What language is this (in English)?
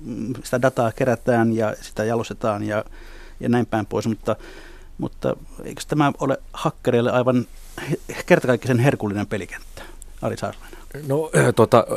Finnish